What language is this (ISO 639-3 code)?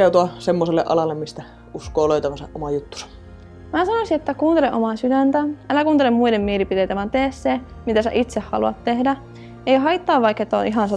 fin